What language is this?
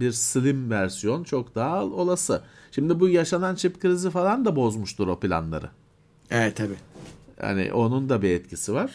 Turkish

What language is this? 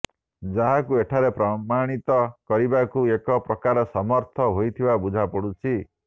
Odia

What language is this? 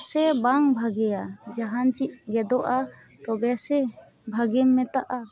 Santali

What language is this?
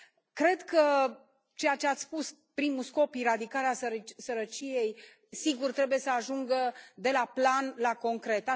Romanian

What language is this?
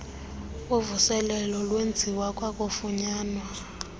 Xhosa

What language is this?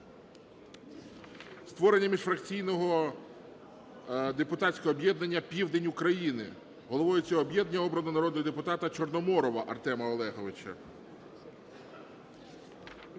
Ukrainian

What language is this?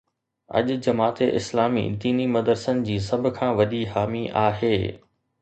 Sindhi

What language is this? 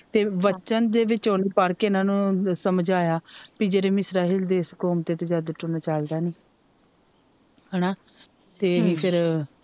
Punjabi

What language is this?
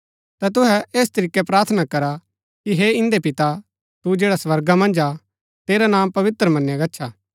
Gaddi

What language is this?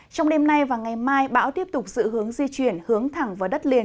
Vietnamese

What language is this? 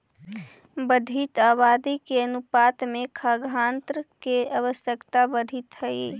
Magahi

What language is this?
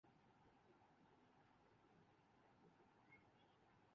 Urdu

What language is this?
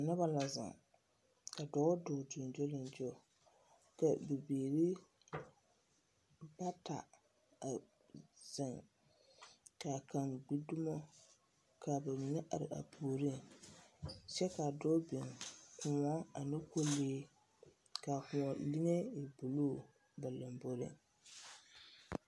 Southern Dagaare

